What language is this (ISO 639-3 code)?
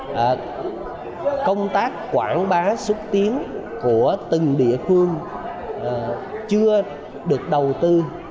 vie